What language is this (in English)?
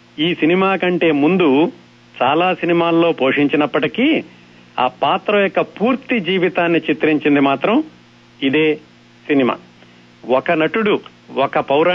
Telugu